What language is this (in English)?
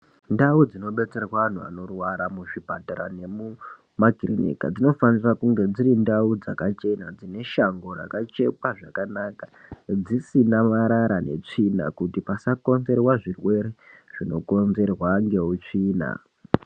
Ndau